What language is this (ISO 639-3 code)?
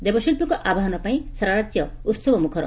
ori